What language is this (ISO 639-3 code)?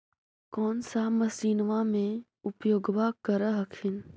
mag